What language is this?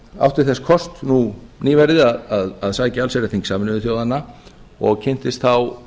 Icelandic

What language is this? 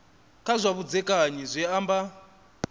Venda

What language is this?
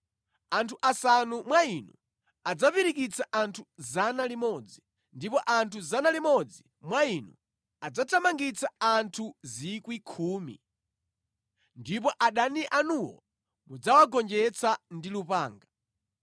Nyanja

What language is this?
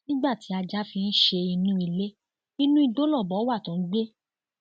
Yoruba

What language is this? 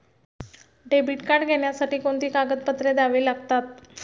Marathi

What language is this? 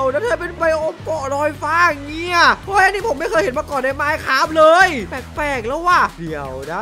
Thai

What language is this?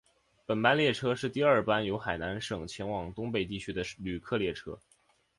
Chinese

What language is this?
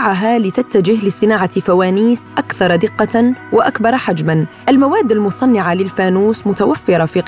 Arabic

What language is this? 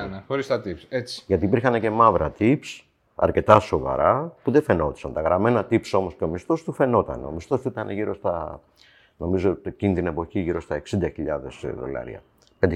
Greek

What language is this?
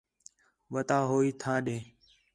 Khetrani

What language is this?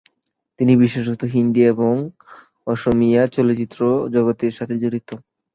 Bangla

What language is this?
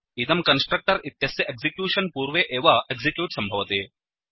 Sanskrit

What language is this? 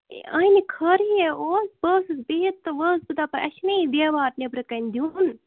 Kashmiri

